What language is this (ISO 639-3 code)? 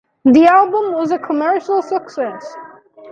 eng